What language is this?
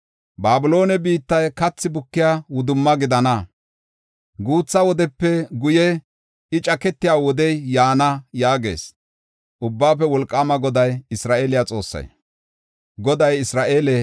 Gofa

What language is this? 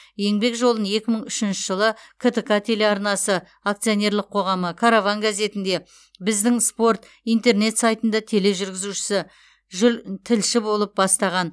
Kazakh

